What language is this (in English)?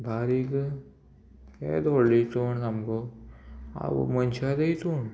Konkani